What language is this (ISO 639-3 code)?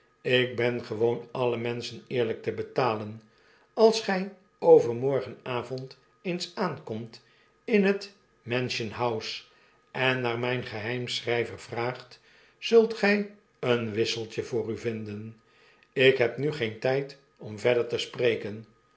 nld